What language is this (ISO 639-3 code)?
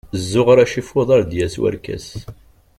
kab